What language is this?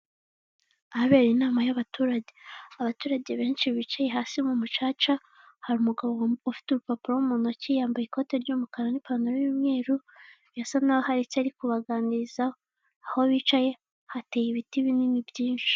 Kinyarwanda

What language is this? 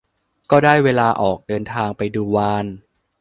Thai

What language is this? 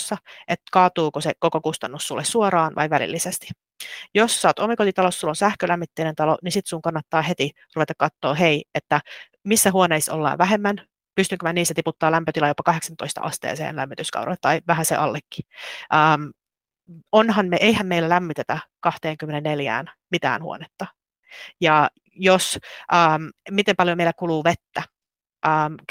Finnish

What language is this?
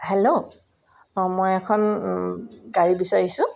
Assamese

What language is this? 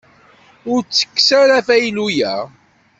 Kabyle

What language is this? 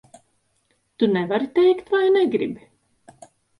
Latvian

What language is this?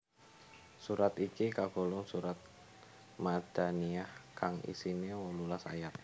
Javanese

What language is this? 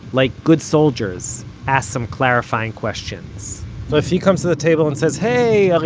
English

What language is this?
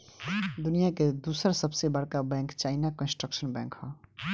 Bhojpuri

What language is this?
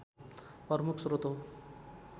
Nepali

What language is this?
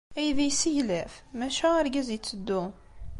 Kabyle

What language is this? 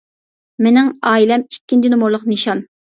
Uyghur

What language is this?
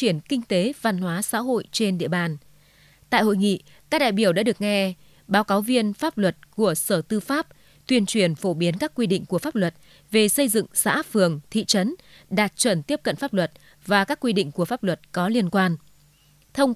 Vietnamese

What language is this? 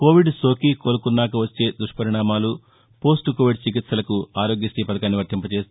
Telugu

